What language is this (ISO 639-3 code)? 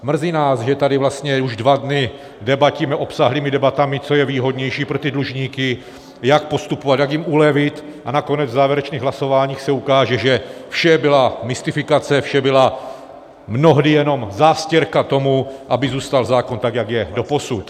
ces